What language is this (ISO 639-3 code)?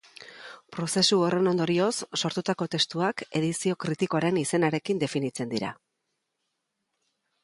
eus